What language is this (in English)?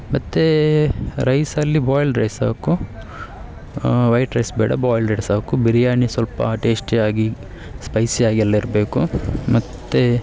Kannada